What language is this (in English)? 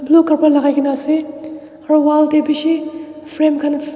Naga Pidgin